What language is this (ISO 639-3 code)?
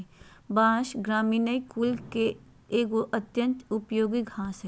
mag